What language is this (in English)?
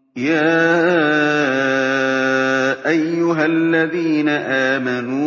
Arabic